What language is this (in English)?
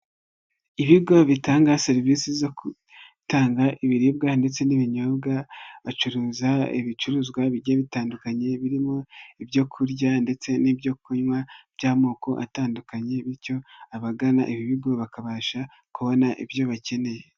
Kinyarwanda